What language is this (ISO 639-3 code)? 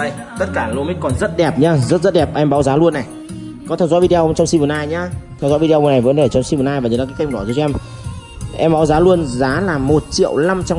vie